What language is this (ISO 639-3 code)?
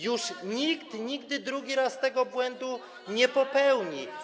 pol